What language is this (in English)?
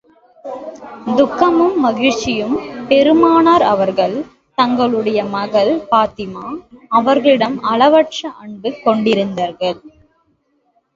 Tamil